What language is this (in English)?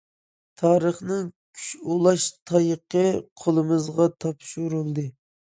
Uyghur